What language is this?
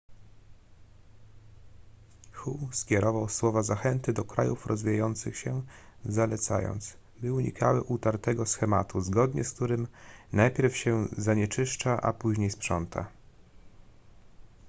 Polish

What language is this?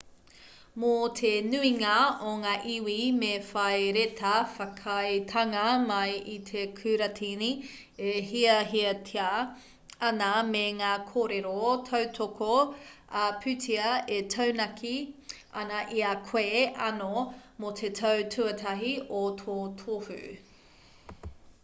Māori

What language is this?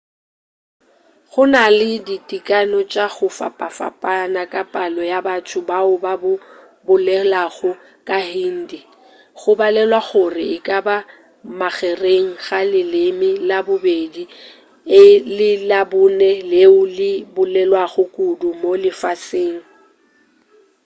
Northern Sotho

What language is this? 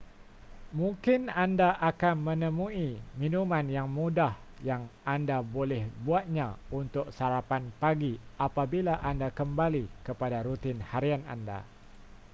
Malay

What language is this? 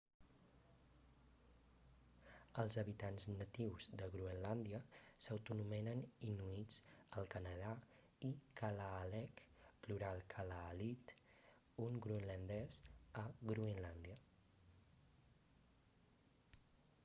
Catalan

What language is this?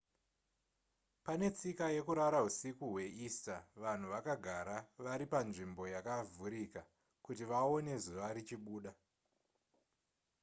Shona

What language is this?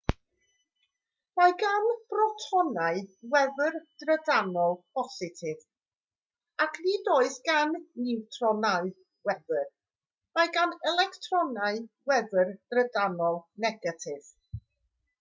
Welsh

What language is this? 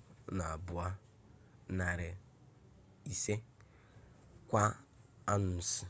Igbo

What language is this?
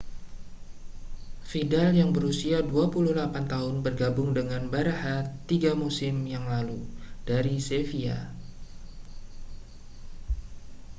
Indonesian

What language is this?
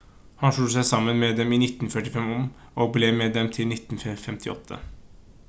Norwegian Bokmål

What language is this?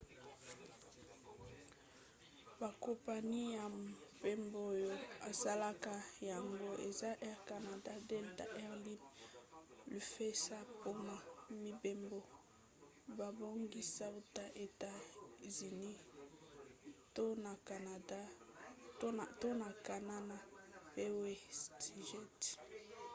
Lingala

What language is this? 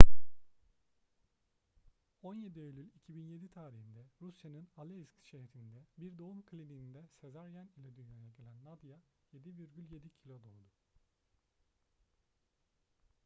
Turkish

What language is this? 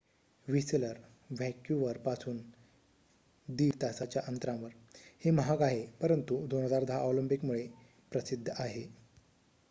Marathi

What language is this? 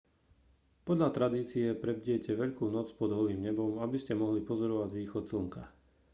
Slovak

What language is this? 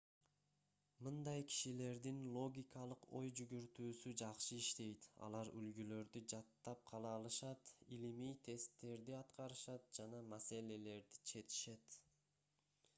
Kyrgyz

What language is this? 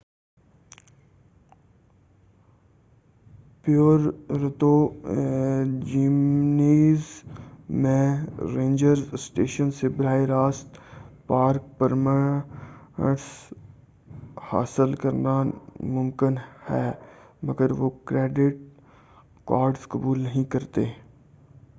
Urdu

